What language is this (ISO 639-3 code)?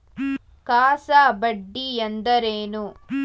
kan